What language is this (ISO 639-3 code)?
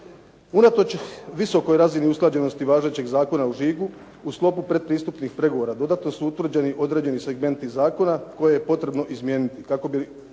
hrv